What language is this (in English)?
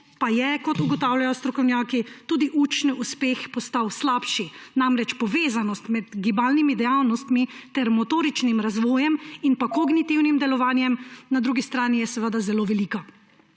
Slovenian